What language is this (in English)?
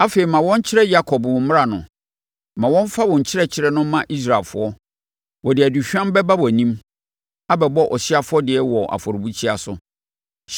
Akan